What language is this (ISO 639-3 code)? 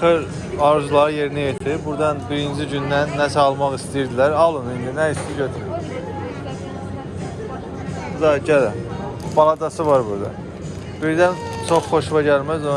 tur